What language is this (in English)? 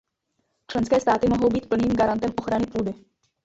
Czech